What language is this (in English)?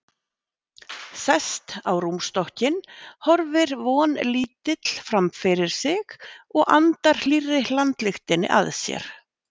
Icelandic